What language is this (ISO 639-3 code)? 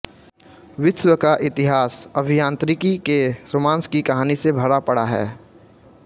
hin